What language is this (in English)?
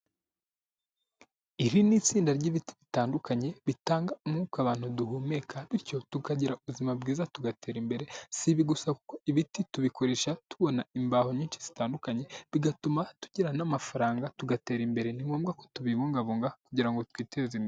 Kinyarwanda